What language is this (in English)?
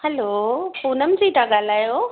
Sindhi